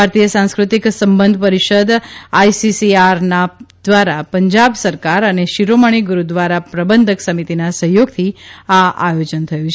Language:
Gujarati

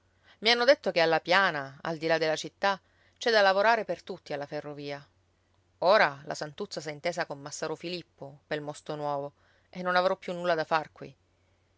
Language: Italian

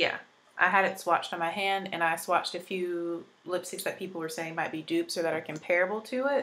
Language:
English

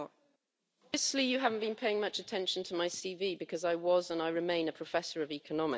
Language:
English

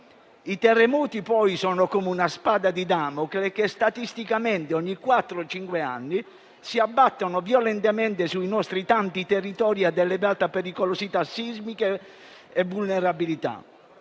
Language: Italian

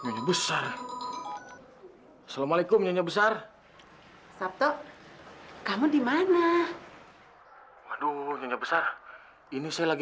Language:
Indonesian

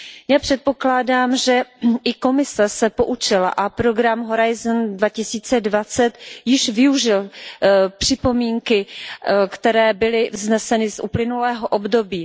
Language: Czech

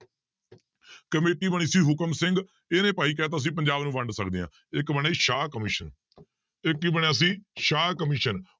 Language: Punjabi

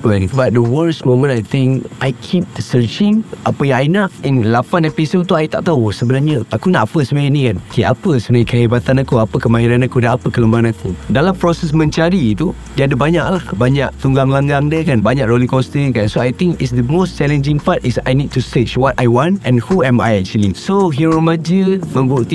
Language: Malay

